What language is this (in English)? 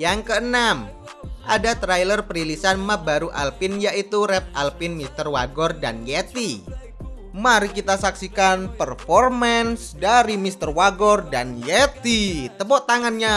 Indonesian